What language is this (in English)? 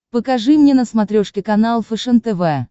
Russian